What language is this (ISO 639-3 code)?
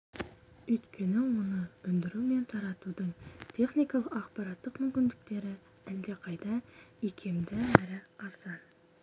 kaz